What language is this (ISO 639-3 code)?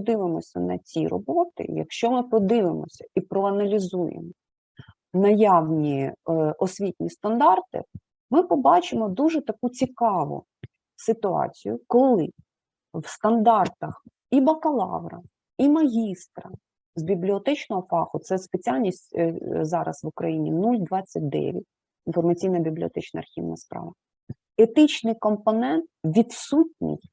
ukr